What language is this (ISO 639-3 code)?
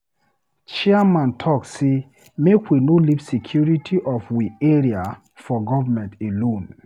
pcm